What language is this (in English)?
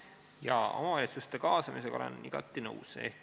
Estonian